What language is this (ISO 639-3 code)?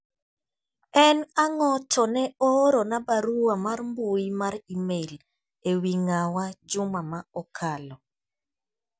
luo